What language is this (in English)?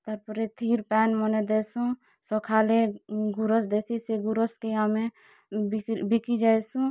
Odia